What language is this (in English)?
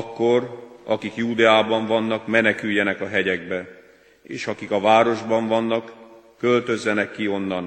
Hungarian